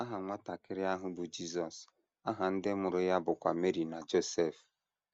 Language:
Igbo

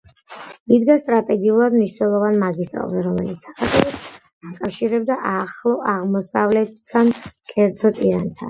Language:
Georgian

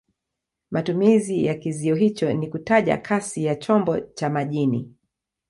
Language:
Swahili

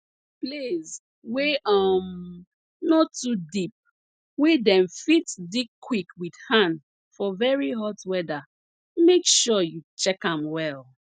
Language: Nigerian Pidgin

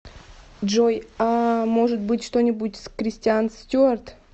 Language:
Russian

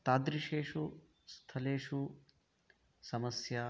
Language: Sanskrit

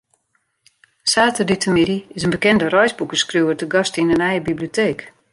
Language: Western Frisian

